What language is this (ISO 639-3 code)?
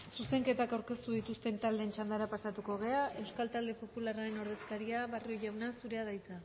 eus